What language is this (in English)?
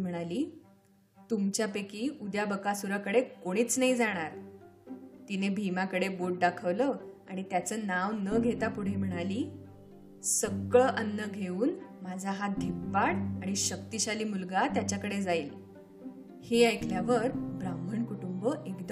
Marathi